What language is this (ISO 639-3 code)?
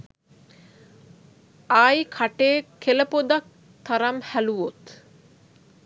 sin